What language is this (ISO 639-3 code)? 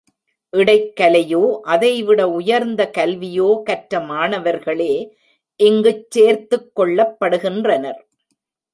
tam